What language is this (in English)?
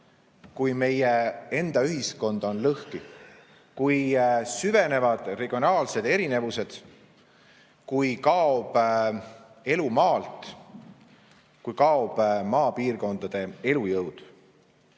Estonian